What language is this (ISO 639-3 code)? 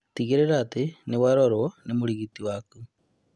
kik